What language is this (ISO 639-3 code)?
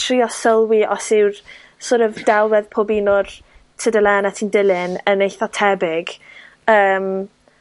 cym